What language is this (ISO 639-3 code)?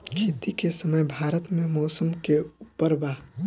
bho